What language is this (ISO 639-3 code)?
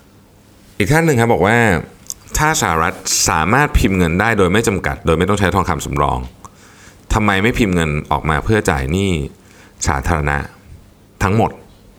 tha